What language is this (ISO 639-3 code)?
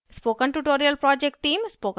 hin